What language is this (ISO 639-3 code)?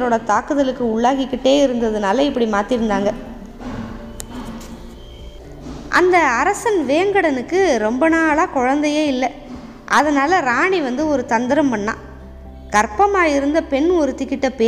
tam